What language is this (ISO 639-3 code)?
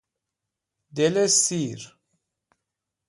fas